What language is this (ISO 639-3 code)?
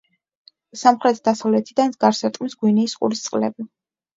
kat